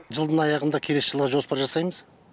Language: Kazakh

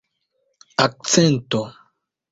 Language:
Esperanto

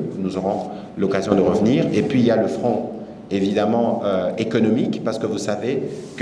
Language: French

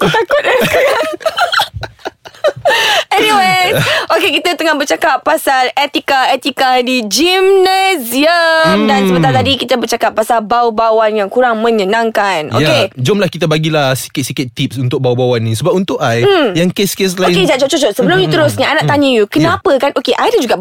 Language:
Malay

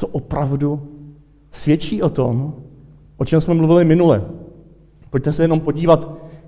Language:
Czech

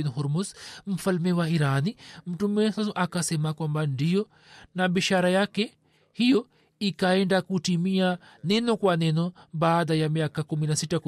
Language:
Swahili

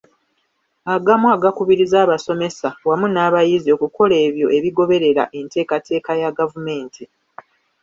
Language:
Ganda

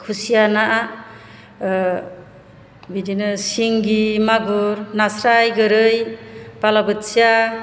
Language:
Bodo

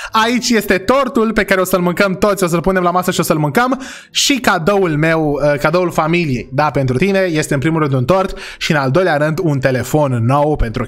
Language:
Romanian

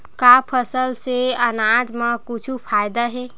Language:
Chhattisgarhi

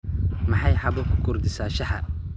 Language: Somali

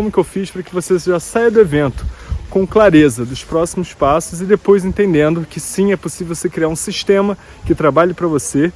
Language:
Portuguese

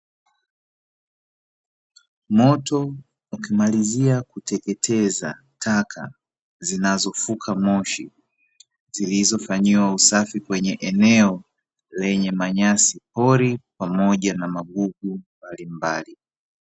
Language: Swahili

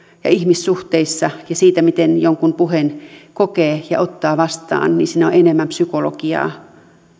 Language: Finnish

